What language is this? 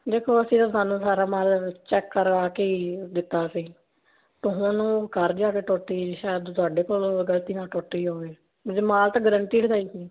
Punjabi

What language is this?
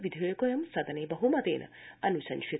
Sanskrit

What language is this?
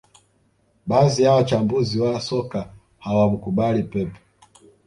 Swahili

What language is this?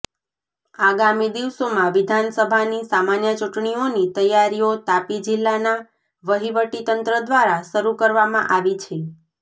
Gujarati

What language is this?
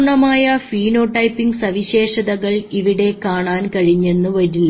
Malayalam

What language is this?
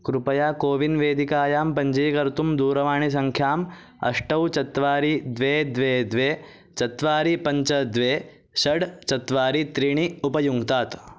Sanskrit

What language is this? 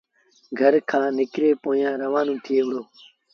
Sindhi Bhil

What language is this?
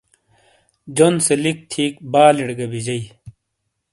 Shina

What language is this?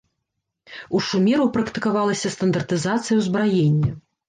Belarusian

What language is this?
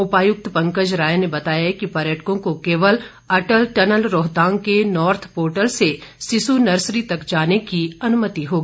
Hindi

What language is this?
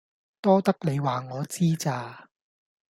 Cantonese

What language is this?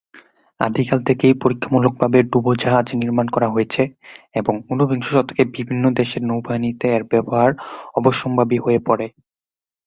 Bangla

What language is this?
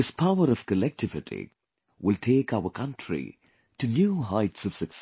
English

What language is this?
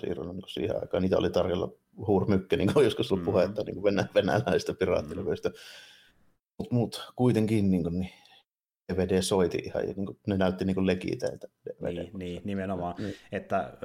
Finnish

